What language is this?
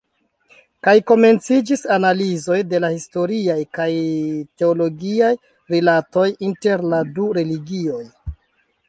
Esperanto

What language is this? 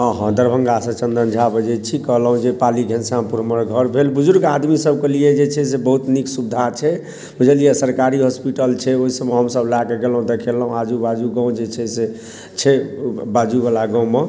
Maithili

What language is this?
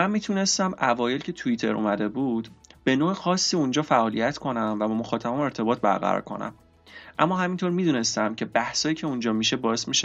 Persian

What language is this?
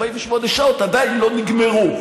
Hebrew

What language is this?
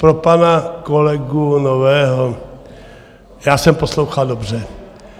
Czech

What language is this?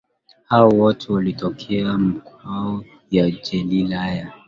Swahili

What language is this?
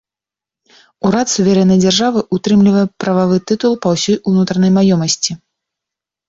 Belarusian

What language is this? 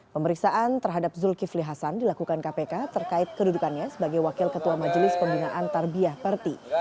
Indonesian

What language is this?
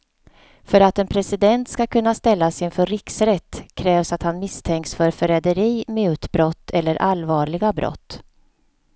Swedish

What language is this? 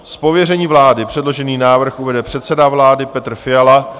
Czech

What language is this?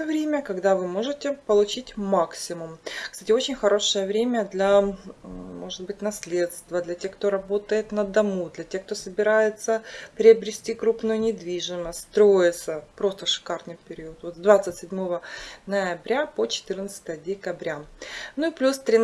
Russian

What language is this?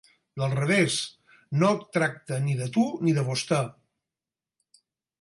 Catalan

